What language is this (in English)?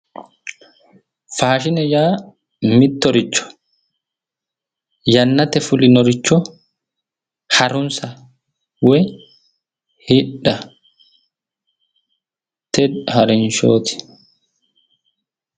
Sidamo